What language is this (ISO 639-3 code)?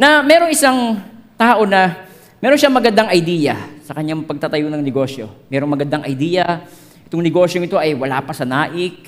fil